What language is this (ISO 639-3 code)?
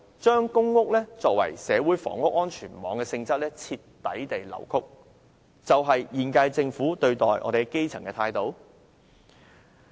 yue